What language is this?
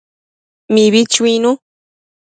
Matsés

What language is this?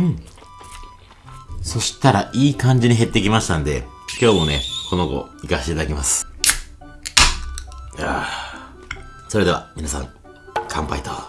Japanese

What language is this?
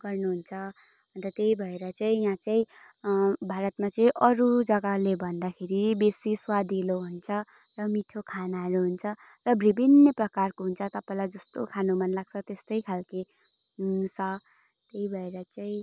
Nepali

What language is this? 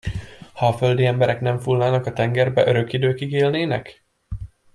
Hungarian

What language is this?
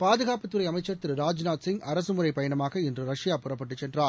Tamil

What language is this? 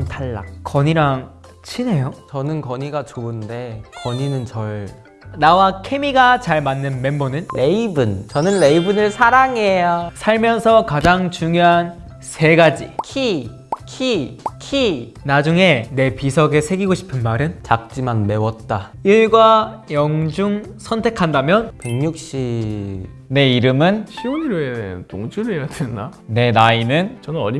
Korean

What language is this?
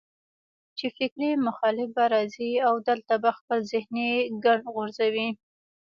Pashto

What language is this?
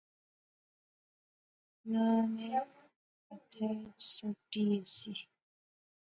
Pahari-Potwari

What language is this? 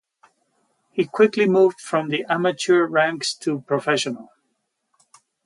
English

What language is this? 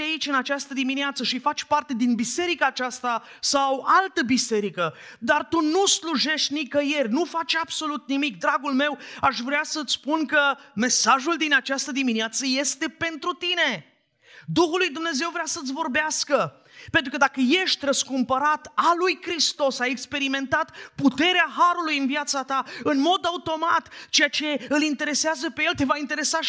Romanian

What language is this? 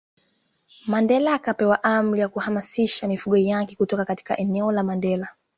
Swahili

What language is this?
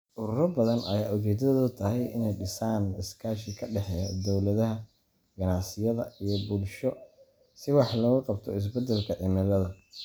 Somali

